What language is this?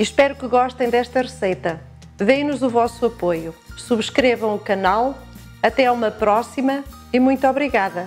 Portuguese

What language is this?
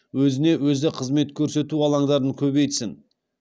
Kazakh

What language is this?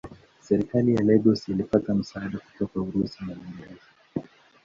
Swahili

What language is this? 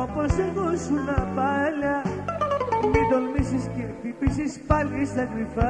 Greek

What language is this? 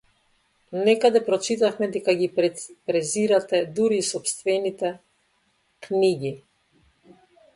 Macedonian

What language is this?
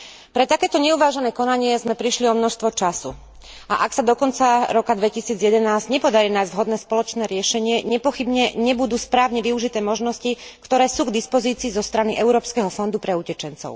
Slovak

